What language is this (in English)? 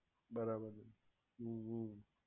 Gujarati